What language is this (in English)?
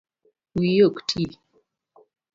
Luo (Kenya and Tanzania)